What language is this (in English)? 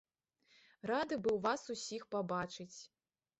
Belarusian